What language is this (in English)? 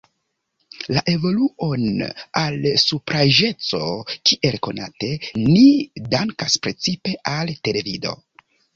Esperanto